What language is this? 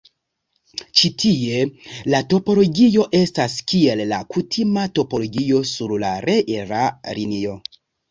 Esperanto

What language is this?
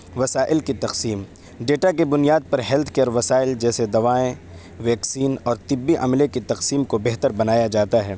Urdu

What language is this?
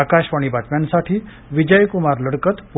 Marathi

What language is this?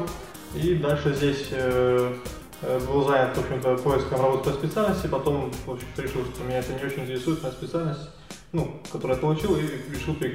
Russian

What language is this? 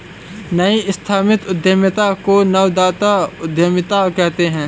Hindi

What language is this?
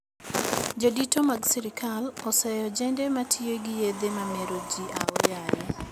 Luo (Kenya and Tanzania)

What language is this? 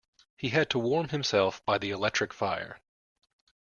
English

